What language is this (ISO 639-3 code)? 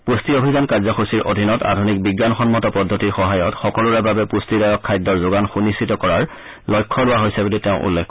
asm